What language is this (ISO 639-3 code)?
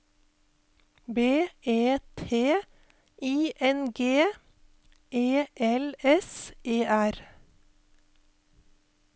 nor